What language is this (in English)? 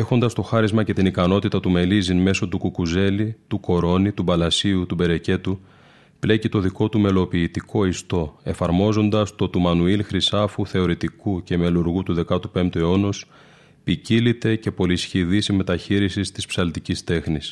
Greek